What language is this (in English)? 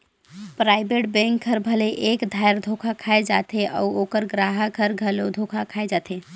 Chhattisgarhi